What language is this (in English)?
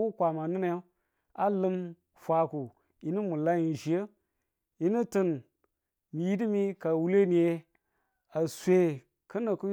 Tula